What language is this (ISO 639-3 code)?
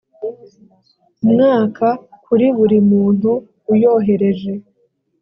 kin